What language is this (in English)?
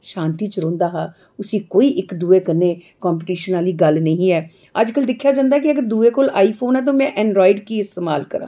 Dogri